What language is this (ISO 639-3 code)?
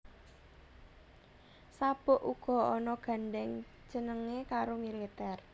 jav